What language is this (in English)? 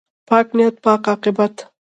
Pashto